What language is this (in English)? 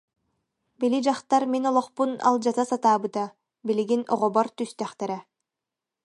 Yakut